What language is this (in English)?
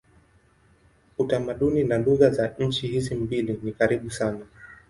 Swahili